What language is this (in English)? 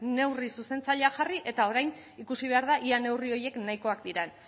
Basque